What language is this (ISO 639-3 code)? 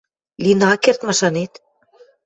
mrj